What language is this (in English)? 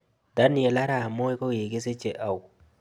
Kalenjin